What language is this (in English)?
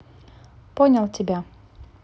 Russian